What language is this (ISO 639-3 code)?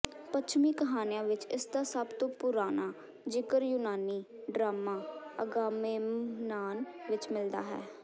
pan